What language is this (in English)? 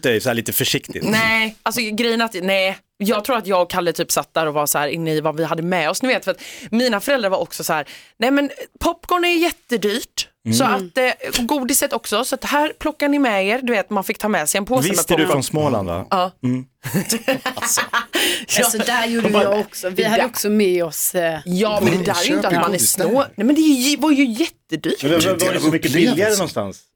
Swedish